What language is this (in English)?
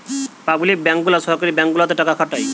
Bangla